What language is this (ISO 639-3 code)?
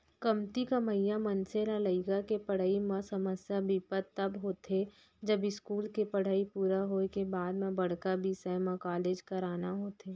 hne